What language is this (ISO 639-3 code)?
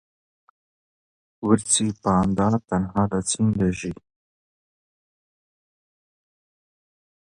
ckb